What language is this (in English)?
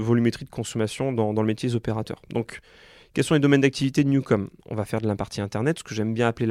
French